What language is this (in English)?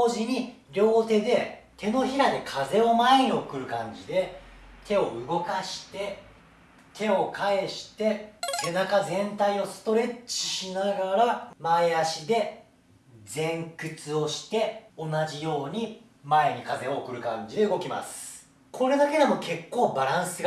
Japanese